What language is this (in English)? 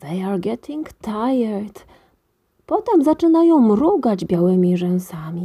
Polish